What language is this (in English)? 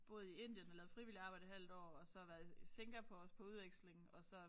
Danish